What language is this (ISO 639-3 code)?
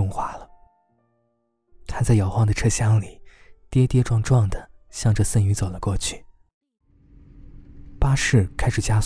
zho